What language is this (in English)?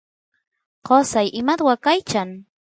Santiago del Estero Quichua